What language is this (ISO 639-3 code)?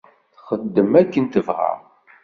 kab